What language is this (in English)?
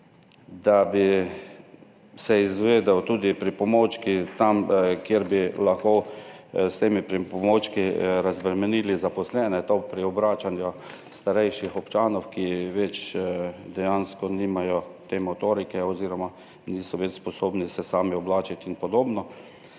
Slovenian